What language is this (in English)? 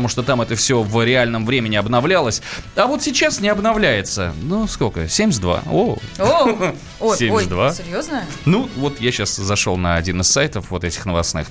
Russian